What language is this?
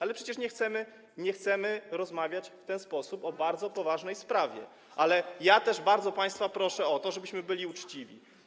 Polish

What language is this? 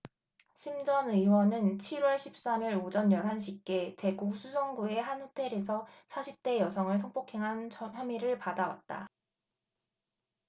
Korean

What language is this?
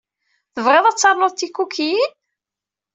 Kabyle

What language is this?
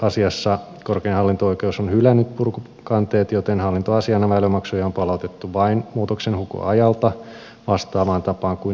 Finnish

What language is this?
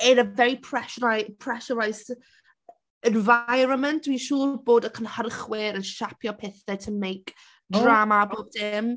Welsh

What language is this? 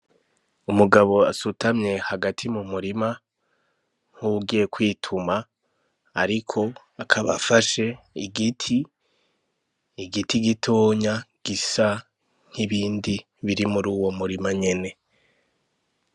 Rundi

